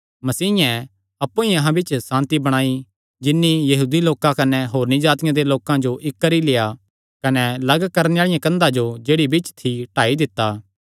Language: Kangri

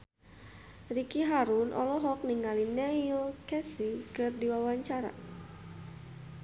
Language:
Sundanese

